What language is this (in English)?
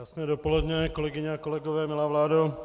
Czech